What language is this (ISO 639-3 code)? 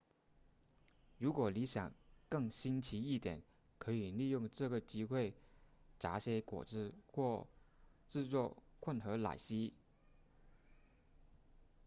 zho